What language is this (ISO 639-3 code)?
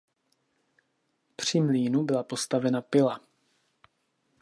ces